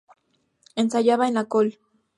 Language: Spanish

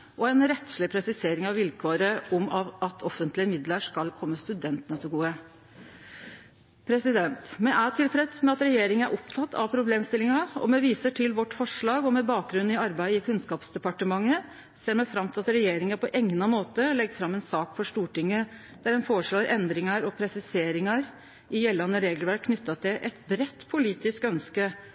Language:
Norwegian Nynorsk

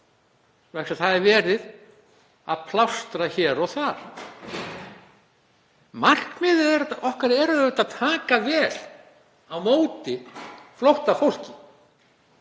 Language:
Icelandic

